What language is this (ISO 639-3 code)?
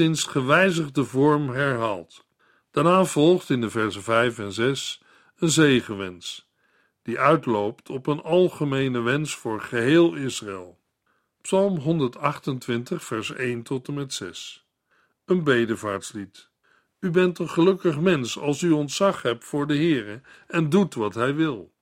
nld